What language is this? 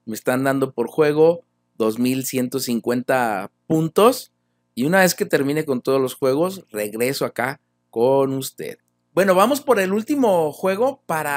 Spanish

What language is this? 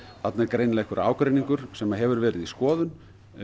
Icelandic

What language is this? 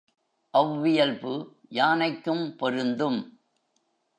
Tamil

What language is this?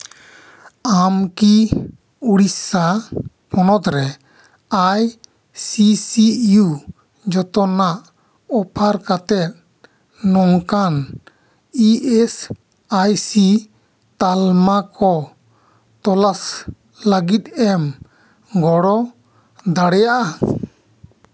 Santali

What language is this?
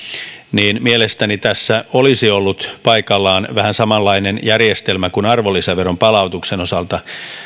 Finnish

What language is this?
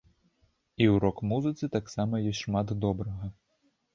Belarusian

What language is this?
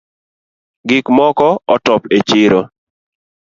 Luo (Kenya and Tanzania)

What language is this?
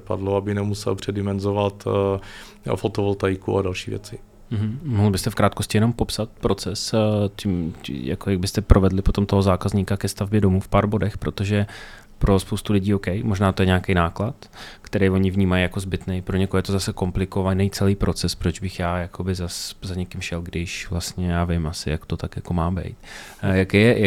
Czech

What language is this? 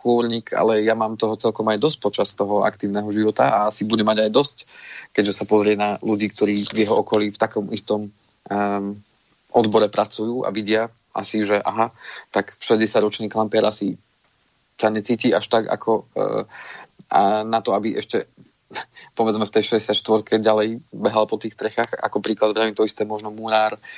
Slovak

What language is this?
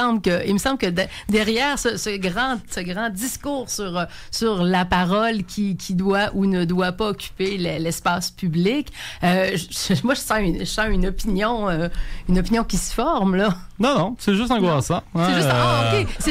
French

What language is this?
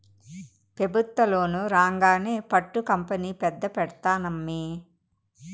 Telugu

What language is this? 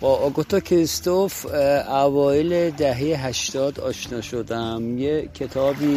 Persian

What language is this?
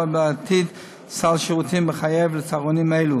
Hebrew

